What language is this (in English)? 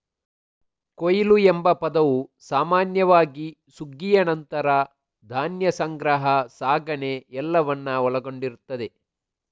Kannada